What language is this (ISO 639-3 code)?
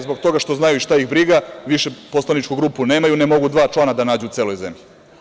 srp